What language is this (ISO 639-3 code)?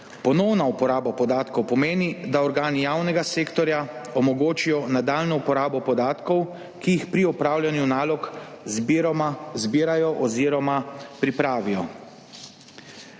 slv